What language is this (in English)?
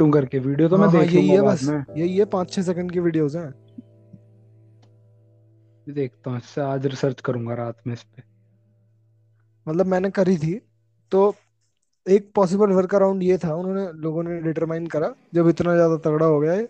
Hindi